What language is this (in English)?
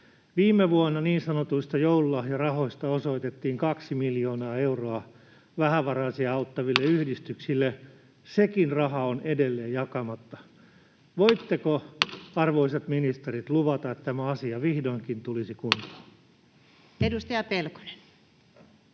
Finnish